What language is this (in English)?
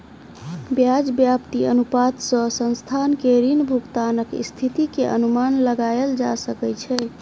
Maithili